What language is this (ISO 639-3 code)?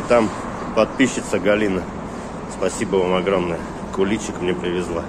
rus